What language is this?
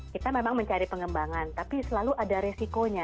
Indonesian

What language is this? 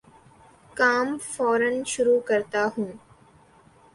Urdu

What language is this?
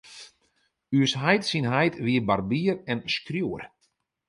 Western Frisian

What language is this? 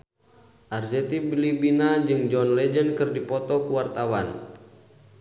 Sundanese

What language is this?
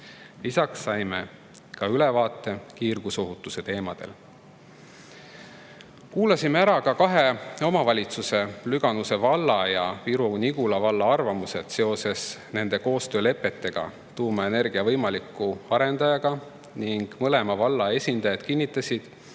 Estonian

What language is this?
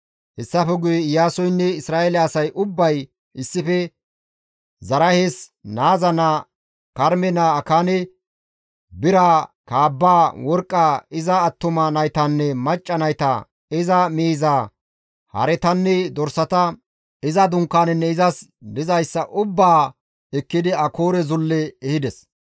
Gamo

